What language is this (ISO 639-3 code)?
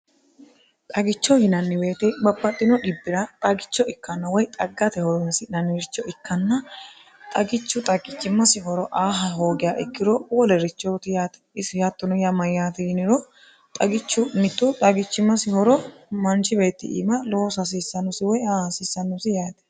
sid